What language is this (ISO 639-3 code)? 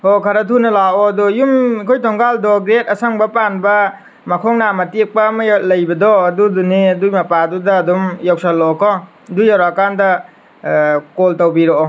mni